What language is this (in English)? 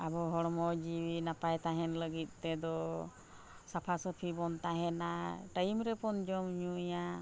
Santali